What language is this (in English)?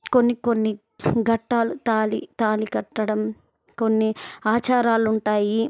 Telugu